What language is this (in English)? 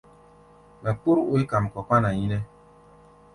Gbaya